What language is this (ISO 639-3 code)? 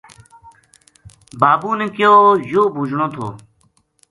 gju